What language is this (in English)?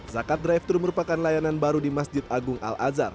Indonesian